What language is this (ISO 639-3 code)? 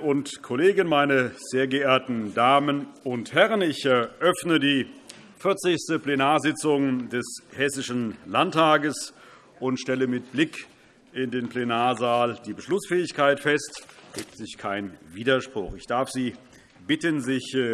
deu